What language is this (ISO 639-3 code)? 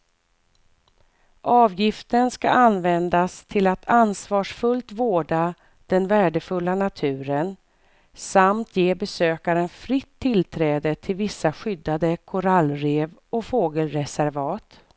swe